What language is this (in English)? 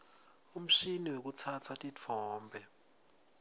Swati